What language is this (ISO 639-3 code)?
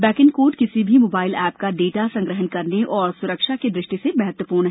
hin